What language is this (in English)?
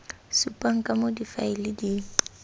Tswana